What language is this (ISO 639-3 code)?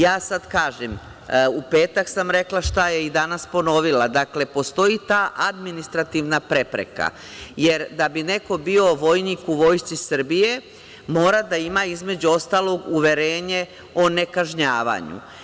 srp